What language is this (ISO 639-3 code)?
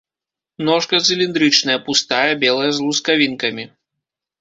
bel